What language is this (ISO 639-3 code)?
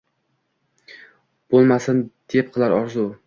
uzb